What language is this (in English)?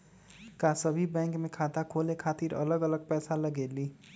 Magahi